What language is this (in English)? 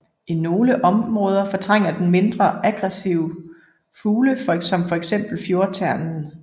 Danish